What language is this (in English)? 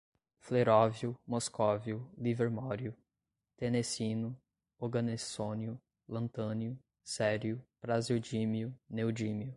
Portuguese